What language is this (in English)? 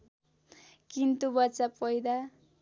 Nepali